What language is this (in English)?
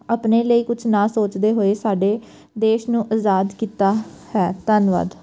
Punjabi